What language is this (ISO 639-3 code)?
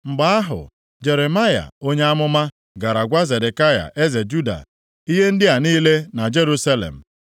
ibo